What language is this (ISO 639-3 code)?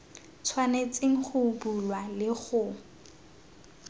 tsn